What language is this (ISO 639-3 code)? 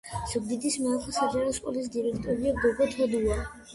kat